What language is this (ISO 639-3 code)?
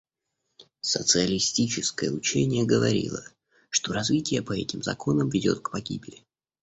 rus